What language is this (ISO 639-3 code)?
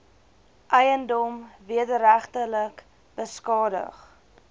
afr